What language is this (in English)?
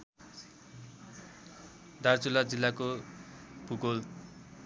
Nepali